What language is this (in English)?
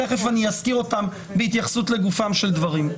Hebrew